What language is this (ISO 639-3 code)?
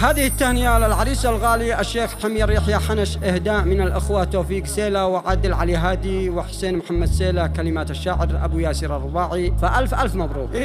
ara